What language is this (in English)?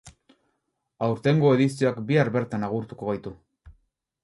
Basque